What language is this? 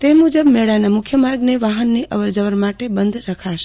Gujarati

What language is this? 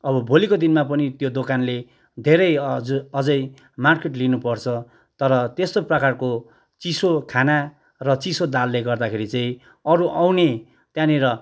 Nepali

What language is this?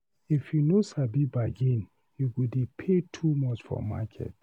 Nigerian Pidgin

